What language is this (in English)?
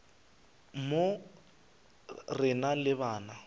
Northern Sotho